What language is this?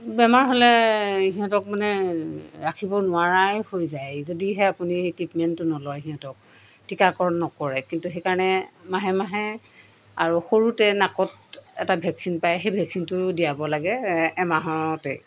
Assamese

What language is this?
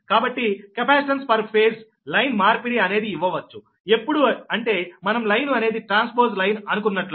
Telugu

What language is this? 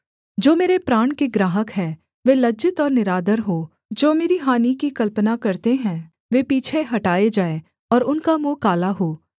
Hindi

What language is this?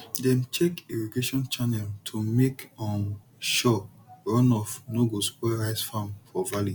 Nigerian Pidgin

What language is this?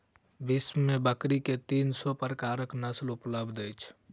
Maithili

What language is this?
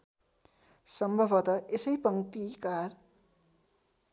Nepali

